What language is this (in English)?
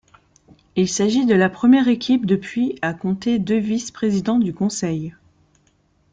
French